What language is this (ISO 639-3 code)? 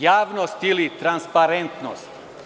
srp